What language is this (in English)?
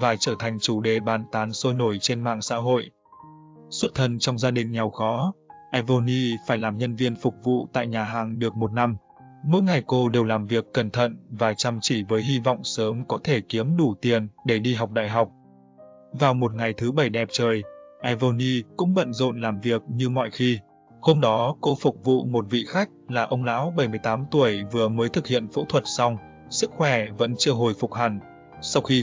Vietnamese